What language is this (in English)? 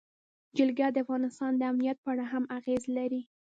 Pashto